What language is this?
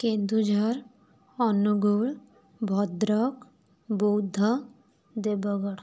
Odia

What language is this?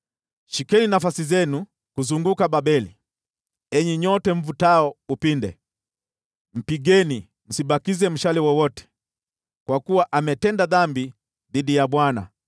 Swahili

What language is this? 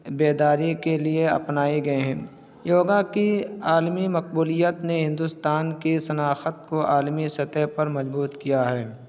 Urdu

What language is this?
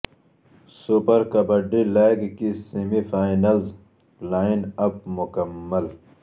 Urdu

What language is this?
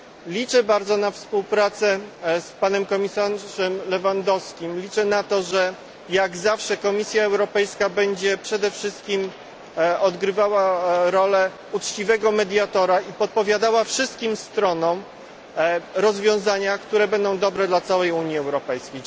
Polish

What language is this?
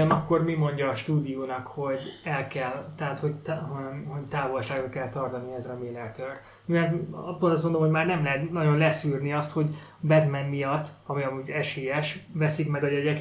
Hungarian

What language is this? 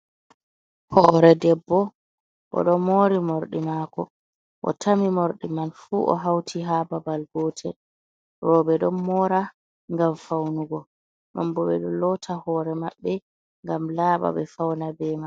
Fula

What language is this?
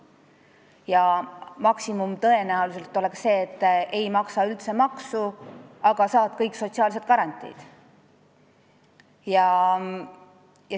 Estonian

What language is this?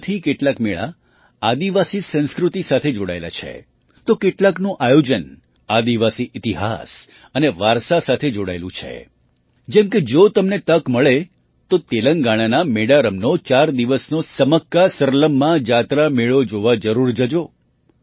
Gujarati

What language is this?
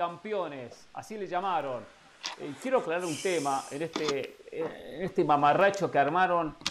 Spanish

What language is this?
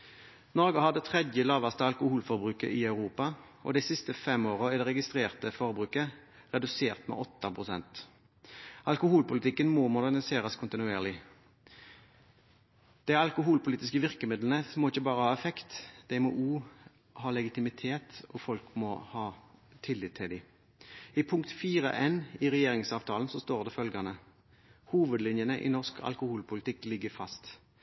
Norwegian Bokmål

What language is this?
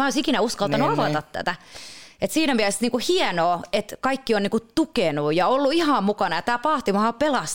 Finnish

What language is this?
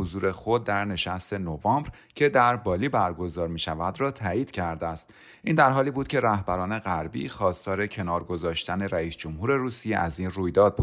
Persian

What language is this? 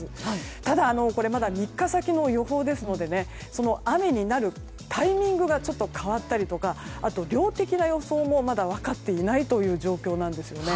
Japanese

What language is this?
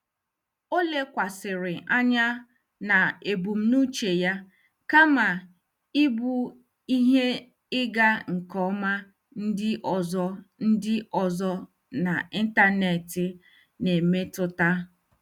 Igbo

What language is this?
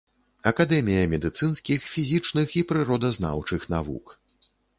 Belarusian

